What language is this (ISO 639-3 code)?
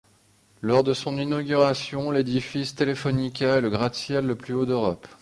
fra